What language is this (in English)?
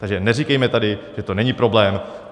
Czech